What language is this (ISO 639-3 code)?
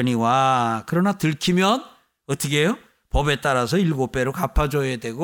kor